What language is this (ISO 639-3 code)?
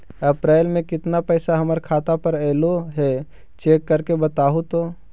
mag